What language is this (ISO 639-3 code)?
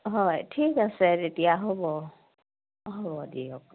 asm